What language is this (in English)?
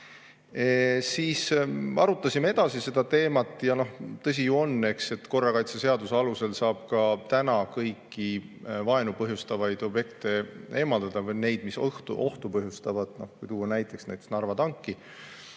Estonian